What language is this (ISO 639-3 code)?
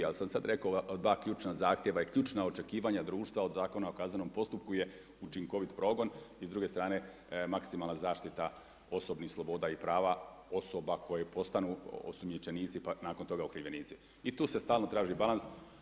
hrv